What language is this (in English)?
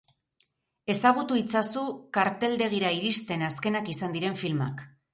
Basque